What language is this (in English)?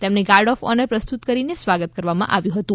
Gujarati